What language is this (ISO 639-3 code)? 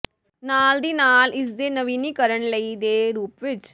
pan